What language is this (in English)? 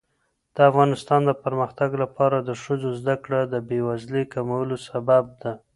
Pashto